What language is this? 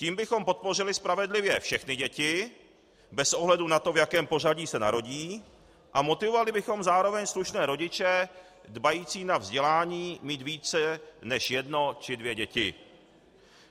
Czech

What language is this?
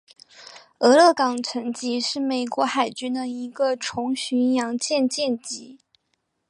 Chinese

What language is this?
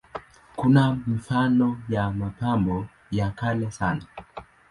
Swahili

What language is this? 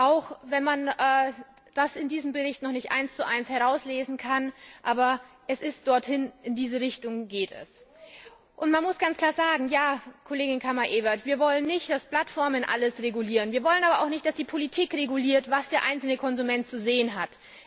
German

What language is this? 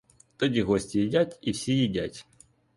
Ukrainian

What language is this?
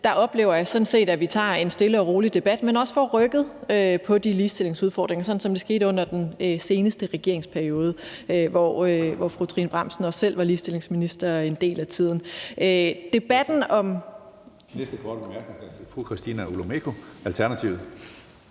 Danish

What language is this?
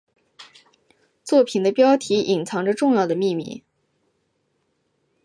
Chinese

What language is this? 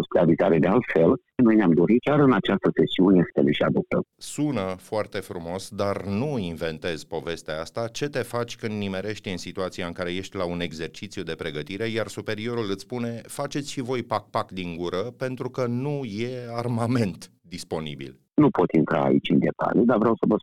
Romanian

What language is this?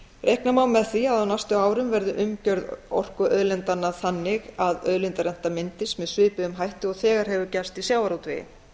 Icelandic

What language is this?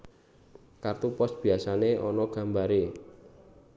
Javanese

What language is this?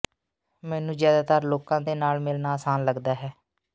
Punjabi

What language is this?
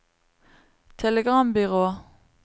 Norwegian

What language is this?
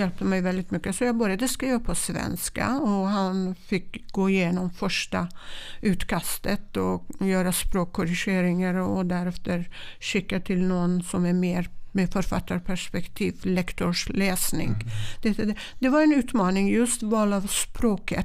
Swedish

